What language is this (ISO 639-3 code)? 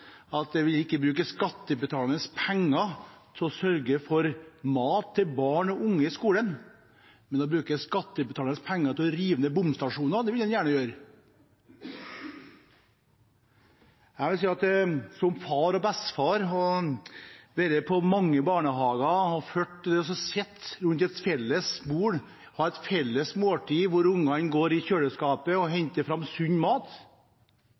nob